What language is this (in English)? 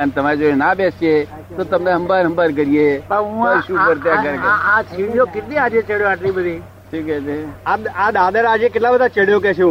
Gujarati